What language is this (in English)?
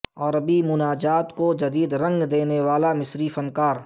Urdu